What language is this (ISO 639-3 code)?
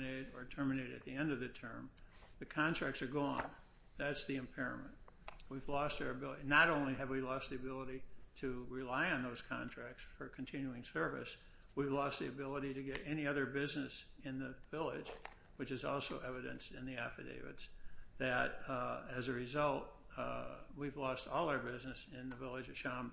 eng